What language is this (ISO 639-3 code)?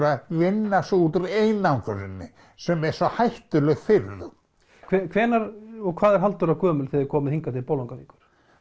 isl